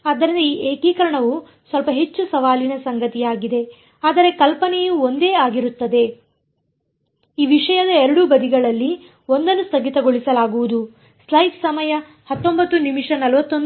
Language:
Kannada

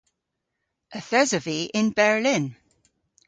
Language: Cornish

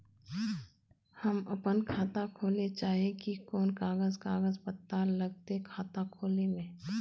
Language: Magahi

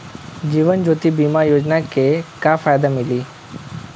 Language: Bhojpuri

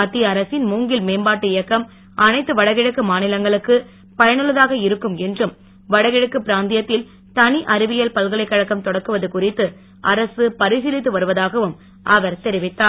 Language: Tamil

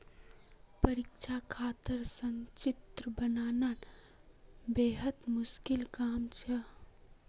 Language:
Magahi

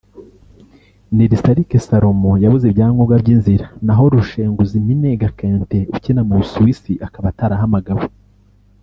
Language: Kinyarwanda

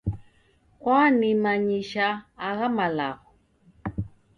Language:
Taita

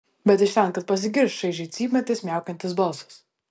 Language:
Lithuanian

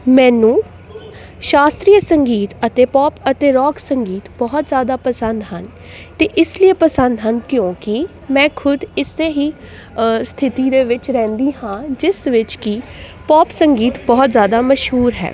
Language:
Punjabi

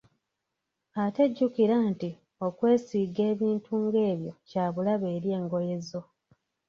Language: Ganda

